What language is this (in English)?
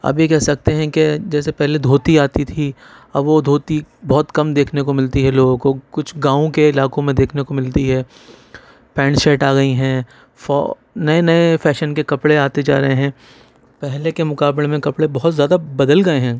Urdu